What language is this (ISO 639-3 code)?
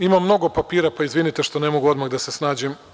srp